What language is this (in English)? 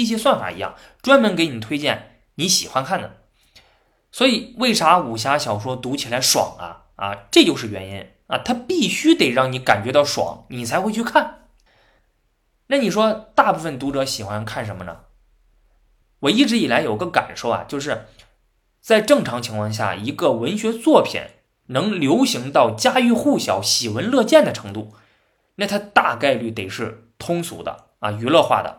Chinese